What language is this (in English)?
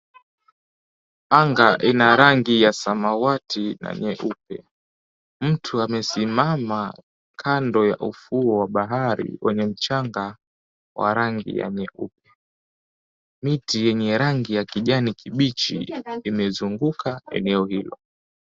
Swahili